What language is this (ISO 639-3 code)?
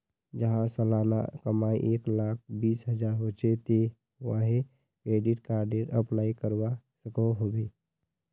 mag